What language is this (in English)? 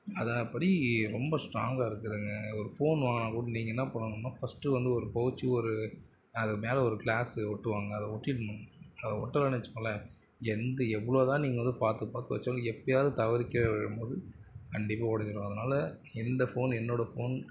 Tamil